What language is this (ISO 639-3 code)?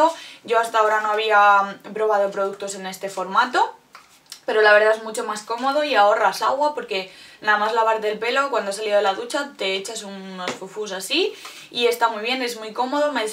spa